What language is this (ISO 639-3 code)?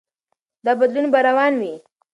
pus